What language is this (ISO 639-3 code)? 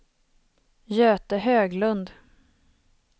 swe